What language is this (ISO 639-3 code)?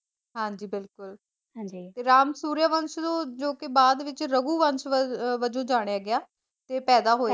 pan